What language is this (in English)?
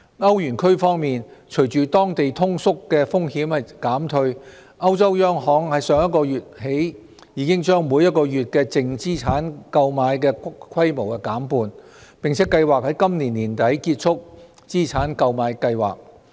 Cantonese